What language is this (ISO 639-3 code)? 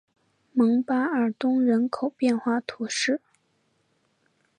zho